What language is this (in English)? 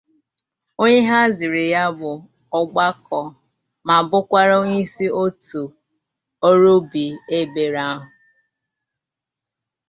Igbo